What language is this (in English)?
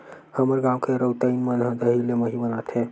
Chhattisgarhi